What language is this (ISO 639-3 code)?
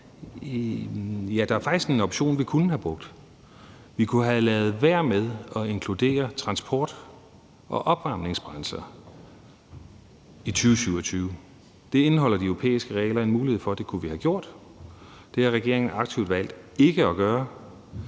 dan